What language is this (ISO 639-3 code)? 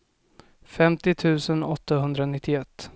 swe